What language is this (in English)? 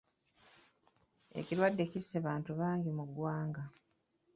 Ganda